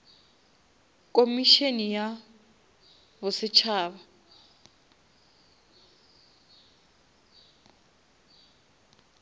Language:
Northern Sotho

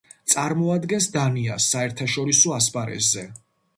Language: Georgian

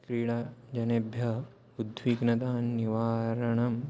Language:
Sanskrit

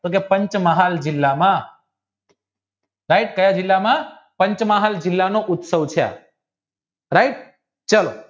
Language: Gujarati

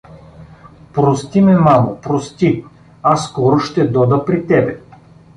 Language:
Bulgarian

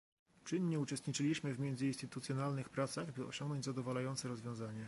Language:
Polish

